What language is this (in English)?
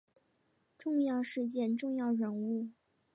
Chinese